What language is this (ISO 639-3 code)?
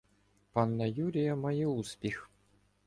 ukr